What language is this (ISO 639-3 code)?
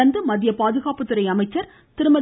tam